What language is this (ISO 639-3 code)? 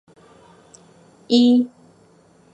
zho